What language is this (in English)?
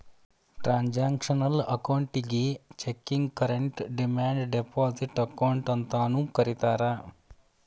Kannada